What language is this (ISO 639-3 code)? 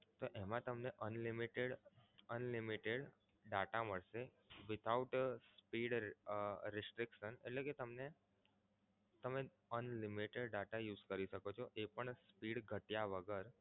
guj